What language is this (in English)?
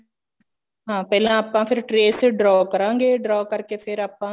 Punjabi